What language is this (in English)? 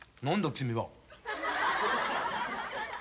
Japanese